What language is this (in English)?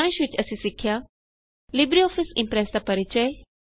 Punjabi